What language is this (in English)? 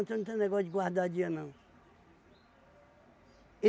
Portuguese